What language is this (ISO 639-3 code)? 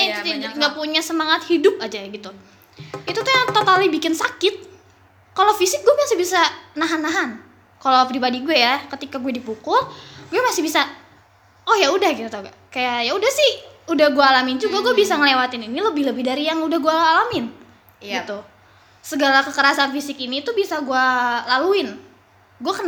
ind